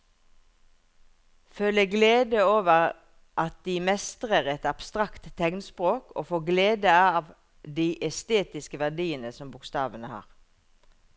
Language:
Norwegian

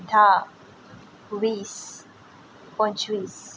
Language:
Konkani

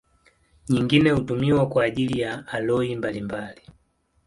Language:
Swahili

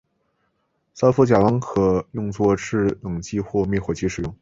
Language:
Chinese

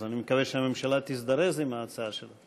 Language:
Hebrew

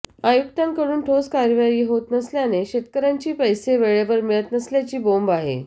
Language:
Marathi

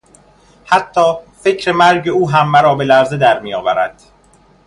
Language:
Persian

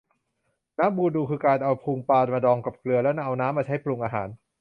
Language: Thai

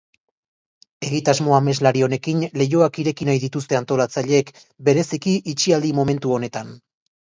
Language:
Basque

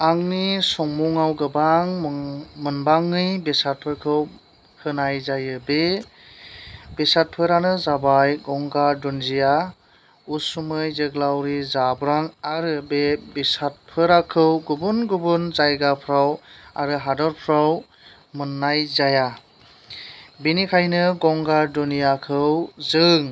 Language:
Bodo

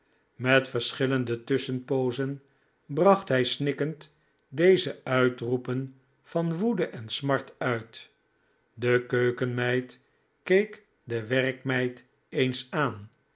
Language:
Dutch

